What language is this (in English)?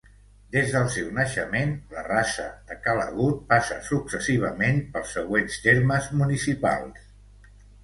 Catalan